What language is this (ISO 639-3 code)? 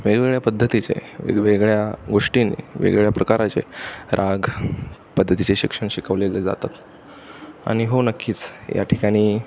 mar